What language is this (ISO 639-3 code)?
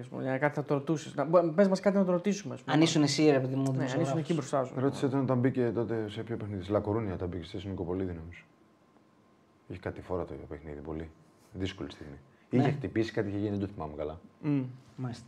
ell